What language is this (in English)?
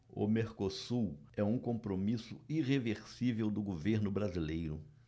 Portuguese